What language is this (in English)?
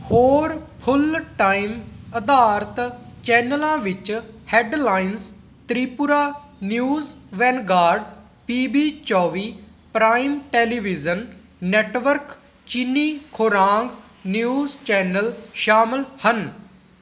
Punjabi